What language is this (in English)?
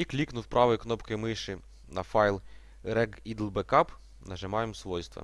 Russian